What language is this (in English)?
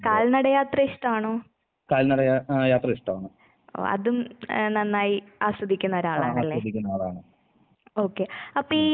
Malayalam